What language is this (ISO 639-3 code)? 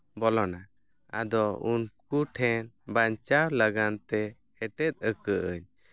sat